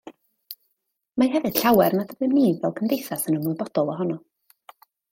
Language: Welsh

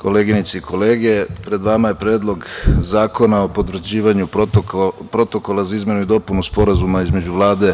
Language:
Serbian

